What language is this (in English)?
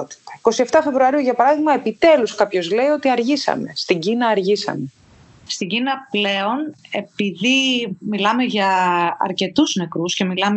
Greek